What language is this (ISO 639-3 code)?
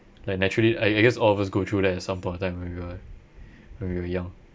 eng